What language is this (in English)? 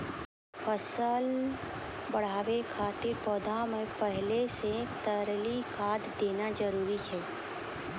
Maithili